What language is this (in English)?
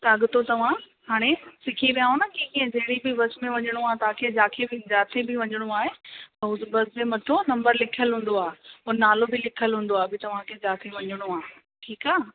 Sindhi